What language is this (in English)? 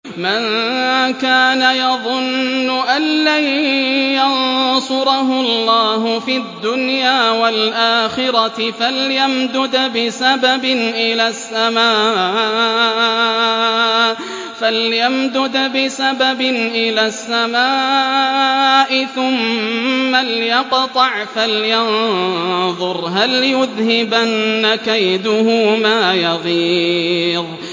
Arabic